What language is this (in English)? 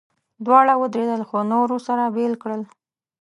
Pashto